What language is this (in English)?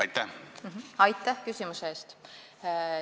Estonian